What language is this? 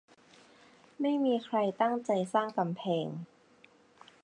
Thai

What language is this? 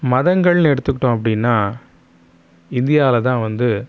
Tamil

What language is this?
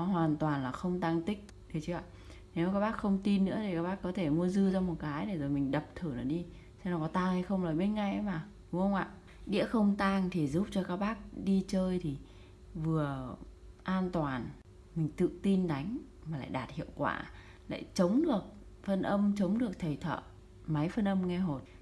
Vietnamese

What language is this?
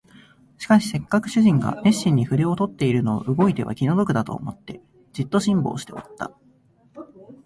Japanese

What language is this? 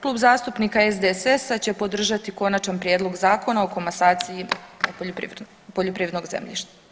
Croatian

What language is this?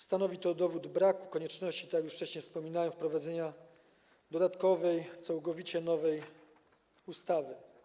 Polish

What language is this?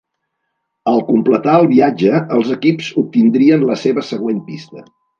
Catalan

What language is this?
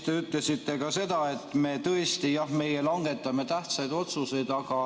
Estonian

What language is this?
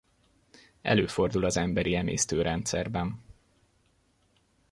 Hungarian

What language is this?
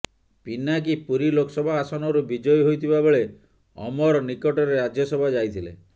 Odia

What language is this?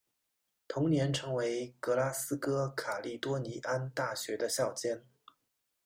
Chinese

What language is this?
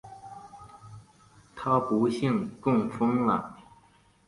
Chinese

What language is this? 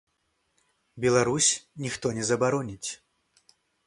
Belarusian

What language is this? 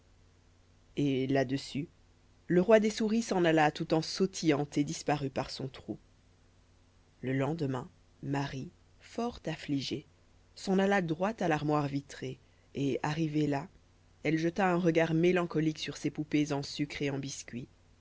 French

